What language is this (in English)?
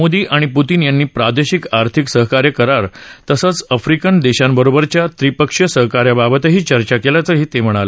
Marathi